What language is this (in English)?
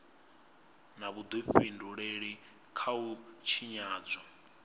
Venda